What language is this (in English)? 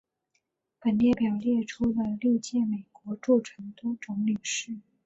Chinese